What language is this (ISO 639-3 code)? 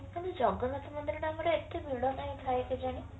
ori